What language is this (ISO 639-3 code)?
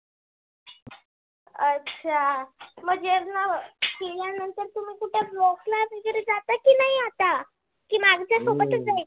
mar